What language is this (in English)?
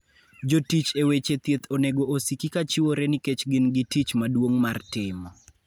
Luo (Kenya and Tanzania)